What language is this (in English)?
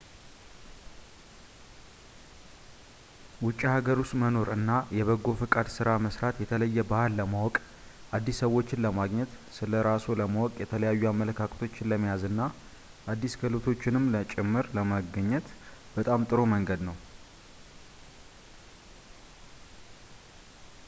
Amharic